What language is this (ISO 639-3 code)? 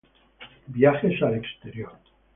spa